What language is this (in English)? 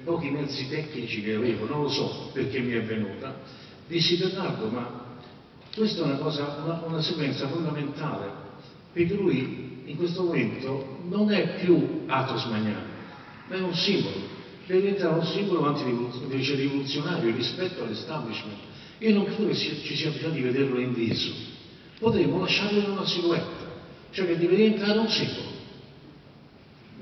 Italian